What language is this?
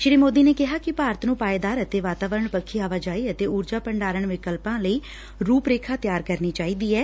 Punjabi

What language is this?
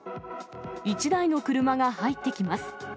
Japanese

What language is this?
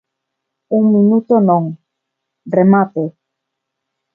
Galician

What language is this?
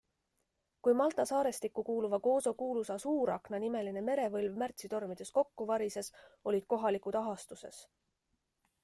Estonian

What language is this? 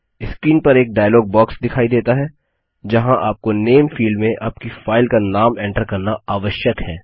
Hindi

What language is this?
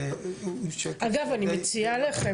Hebrew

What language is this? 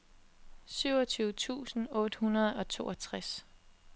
Danish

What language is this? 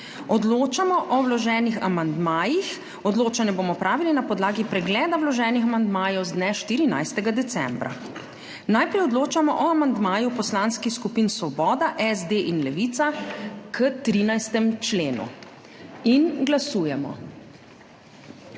Slovenian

